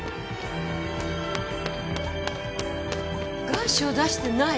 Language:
Japanese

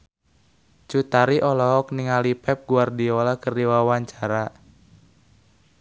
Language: Sundanese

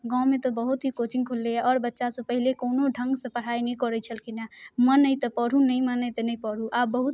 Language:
Maithili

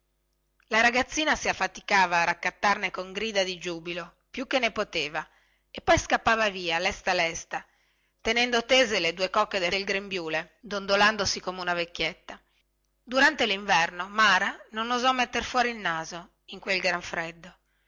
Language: Italian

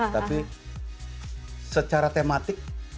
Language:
Indonesian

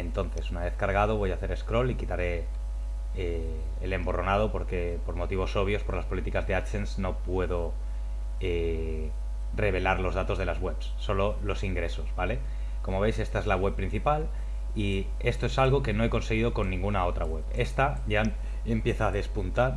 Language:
Spanish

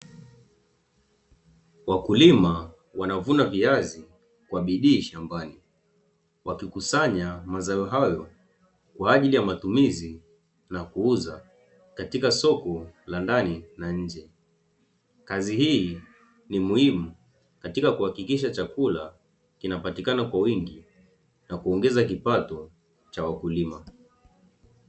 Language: Swahili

